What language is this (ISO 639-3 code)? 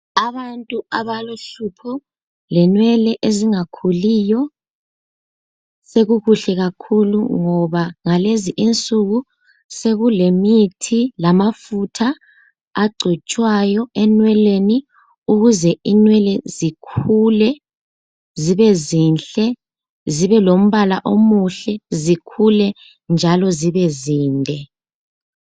nde